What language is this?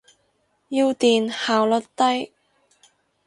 Cantonese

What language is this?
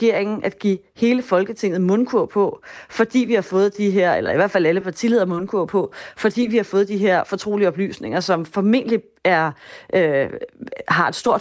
Danish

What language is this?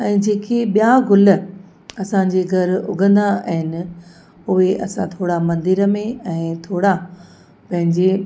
Sindhi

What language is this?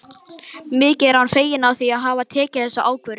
Icelandic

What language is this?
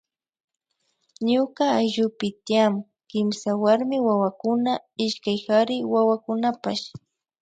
Imbabura Highland Quichua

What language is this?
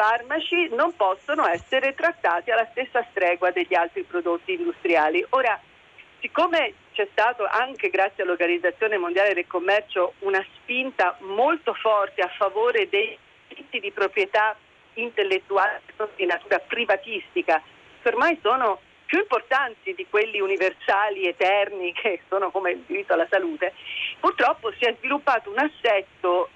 Italian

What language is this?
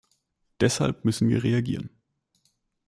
German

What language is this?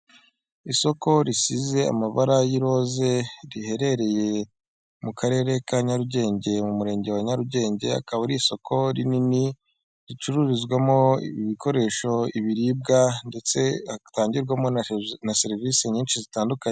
Kinyarwanda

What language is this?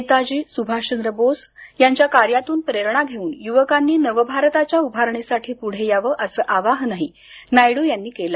Marathi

